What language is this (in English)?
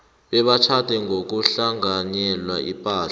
South Ndebele